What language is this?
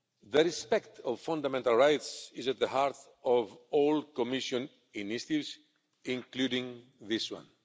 English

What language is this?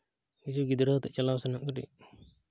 Santali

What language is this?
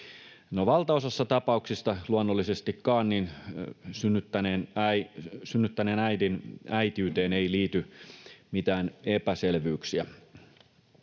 Finnish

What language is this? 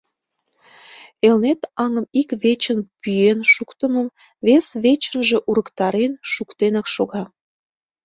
Mari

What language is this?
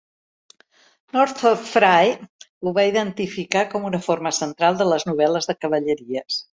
Catalan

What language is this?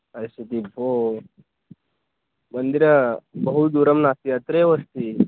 Sanskrit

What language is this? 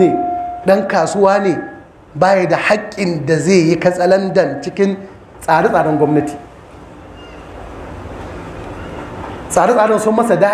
Arabic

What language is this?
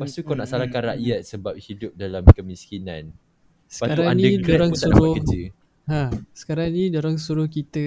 Malay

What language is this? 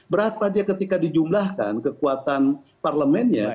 Indonesian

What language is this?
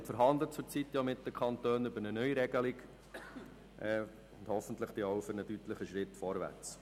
Swiss German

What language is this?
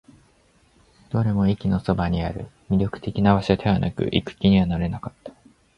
Japanese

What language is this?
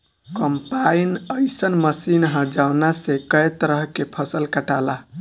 Bhojpuri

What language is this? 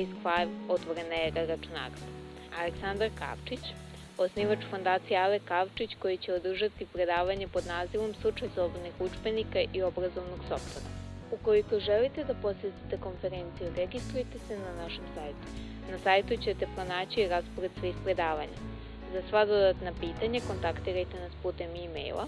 Serbian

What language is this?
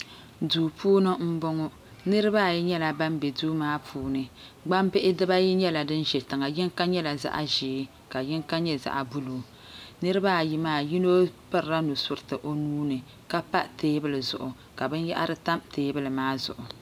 Dagbani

